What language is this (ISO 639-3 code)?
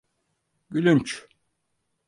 tur